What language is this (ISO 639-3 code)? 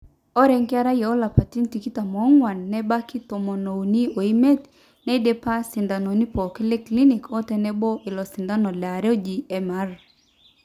mas